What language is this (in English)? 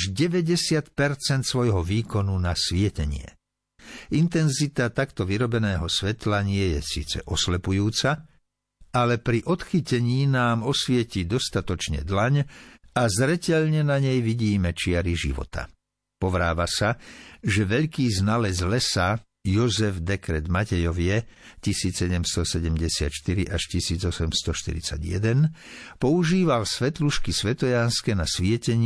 Slovak